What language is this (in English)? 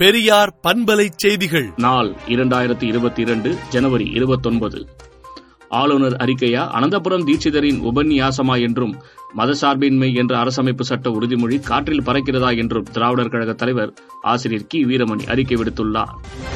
Tamil